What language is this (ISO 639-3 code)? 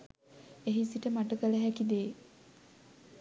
sin